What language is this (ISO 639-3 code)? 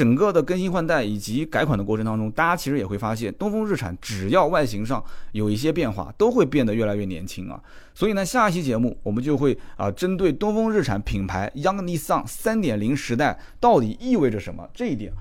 zho